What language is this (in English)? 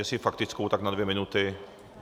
Czech